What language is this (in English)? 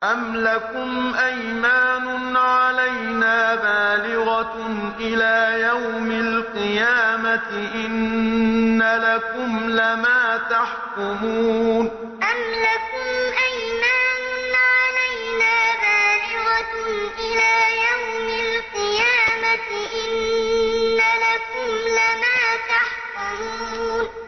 Arabic